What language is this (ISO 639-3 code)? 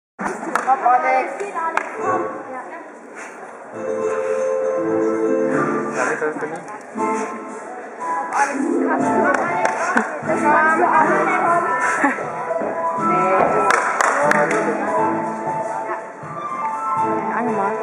spa